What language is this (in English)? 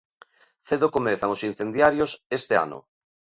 Galician